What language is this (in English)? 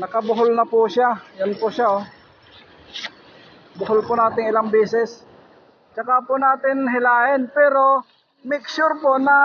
Filipino